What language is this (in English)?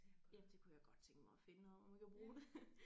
Danish